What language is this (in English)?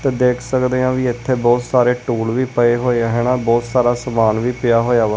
Punjabi